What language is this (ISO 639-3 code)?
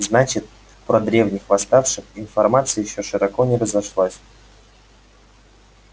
rus